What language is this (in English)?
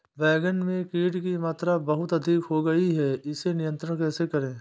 Hindi